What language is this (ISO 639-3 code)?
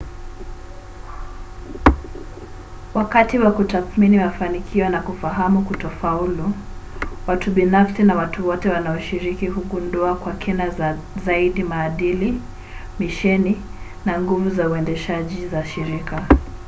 swa